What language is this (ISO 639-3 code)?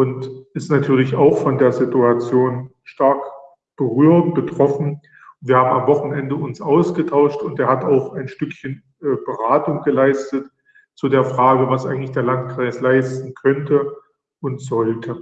deu